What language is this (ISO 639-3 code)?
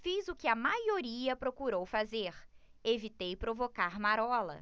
por